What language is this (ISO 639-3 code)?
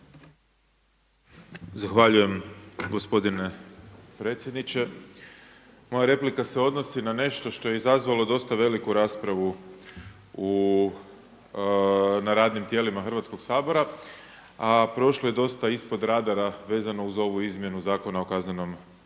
hrv